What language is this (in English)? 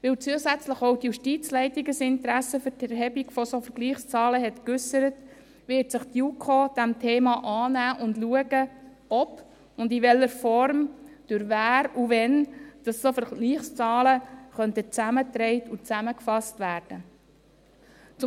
Swiss German